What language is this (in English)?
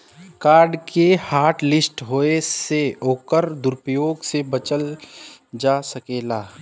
Bhojpuri